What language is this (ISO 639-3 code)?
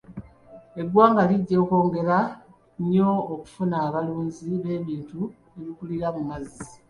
lug